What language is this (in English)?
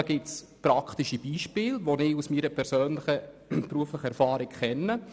Swiss German